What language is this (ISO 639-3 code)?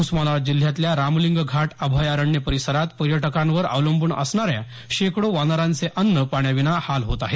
mar